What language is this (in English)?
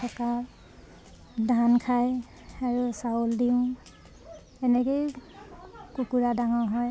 Assamese